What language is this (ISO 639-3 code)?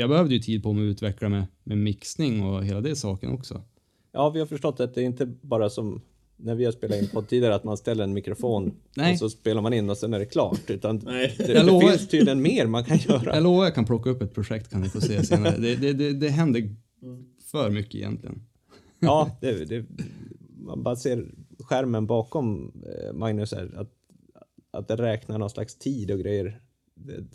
swe